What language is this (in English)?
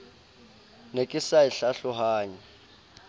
Southern Sotho